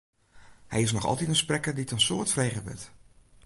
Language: Western Frisian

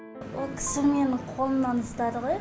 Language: Kazakh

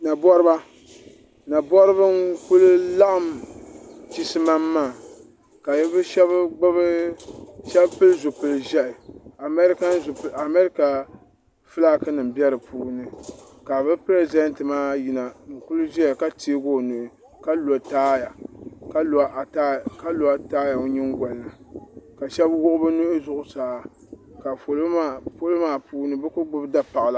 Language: Dagbani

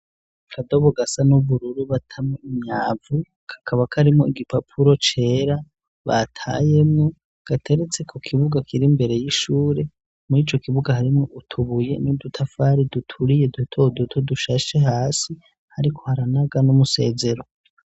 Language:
Rundi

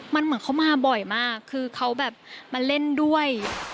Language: Thai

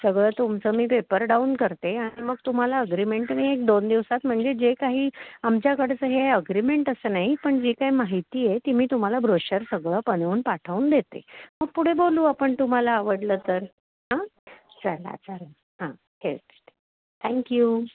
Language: Marathi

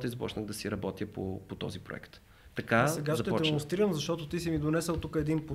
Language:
Bulgarian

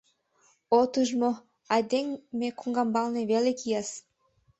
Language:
Mari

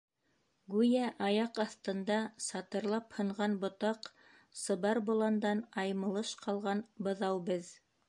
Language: Bashkir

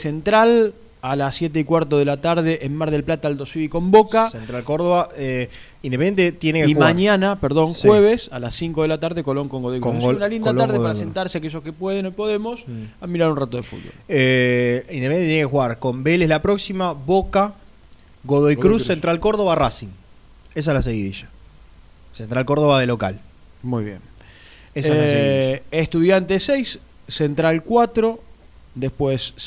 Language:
Spanish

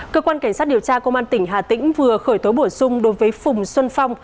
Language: Vietnamese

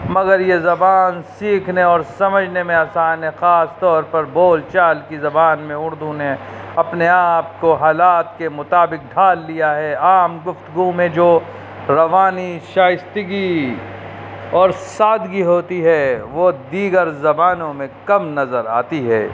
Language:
Urdu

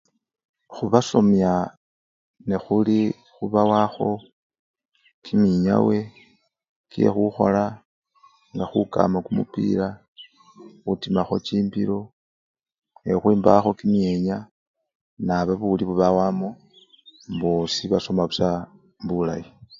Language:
Luyia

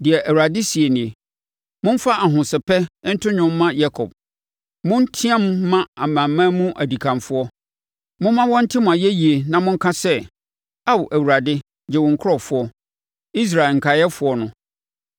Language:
Akan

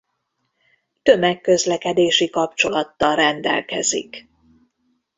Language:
Hungarian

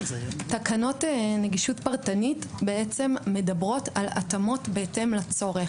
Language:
Hebrew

